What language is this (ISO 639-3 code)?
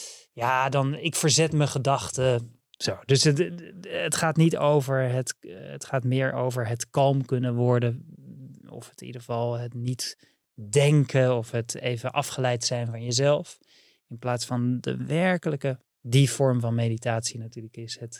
nld